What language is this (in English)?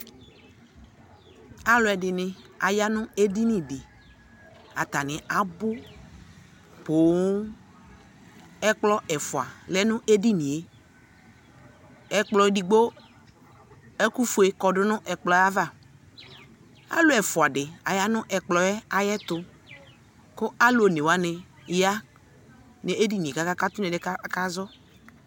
Ikposo